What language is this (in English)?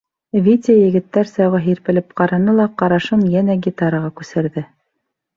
Bashkir